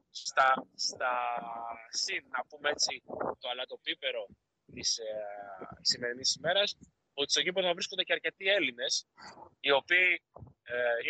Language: Greek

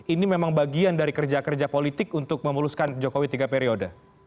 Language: Indonesian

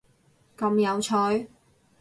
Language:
Cantonese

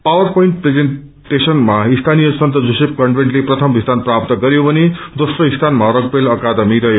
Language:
Nepali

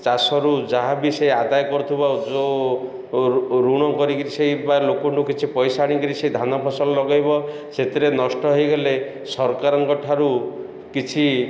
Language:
Odia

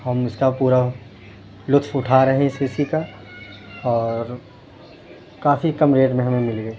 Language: Urdu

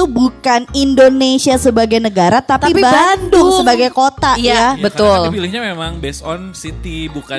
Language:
Indonesian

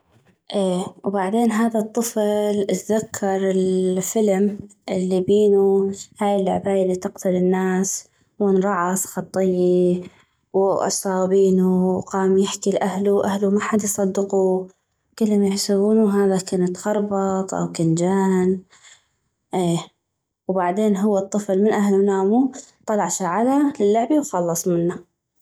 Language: North Mesopotamian Arabic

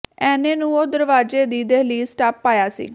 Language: Punjabi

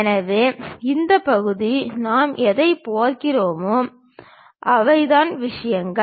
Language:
Tamil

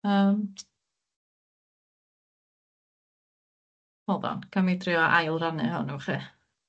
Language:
Welsh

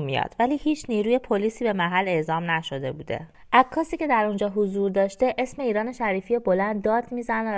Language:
Persian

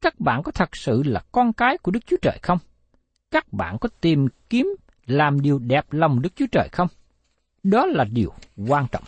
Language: Vietnamese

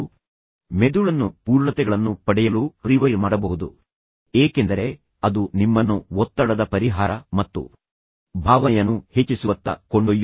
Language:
Kannada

